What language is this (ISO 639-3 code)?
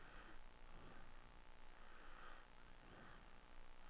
dan